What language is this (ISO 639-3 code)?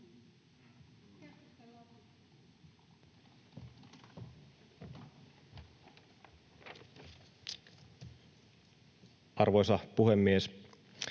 fin